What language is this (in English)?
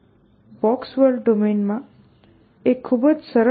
Gujarati